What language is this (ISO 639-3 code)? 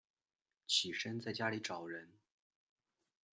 zho